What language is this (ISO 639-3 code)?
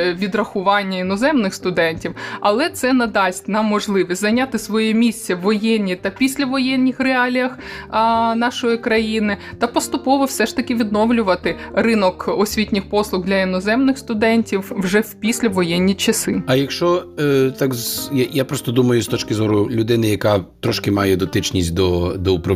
ukr